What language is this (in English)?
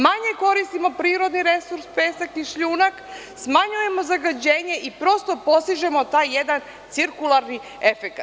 Serbian